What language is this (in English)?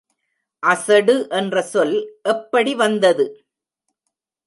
Tamil